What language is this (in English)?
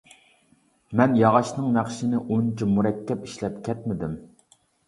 Uyghur